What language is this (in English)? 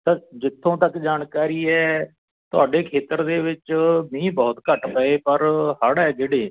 Punjabi